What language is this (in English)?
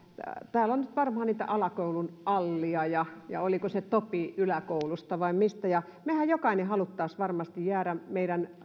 Finnish